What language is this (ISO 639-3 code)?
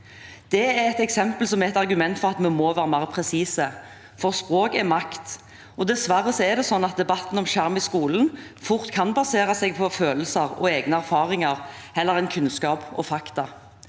nor